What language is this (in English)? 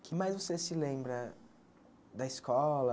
Portuguese